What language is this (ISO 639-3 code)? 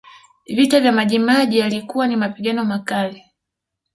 swa